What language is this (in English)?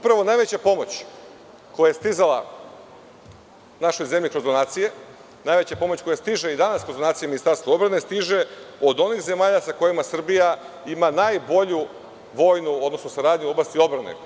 Serbian